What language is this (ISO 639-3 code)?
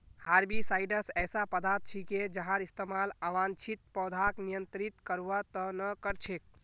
mag